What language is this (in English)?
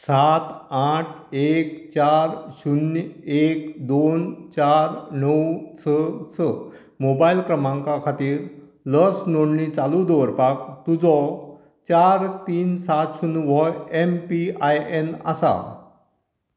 Konkani